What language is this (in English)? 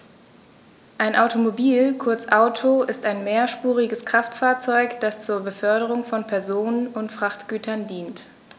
German